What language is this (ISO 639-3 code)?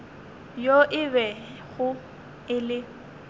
nso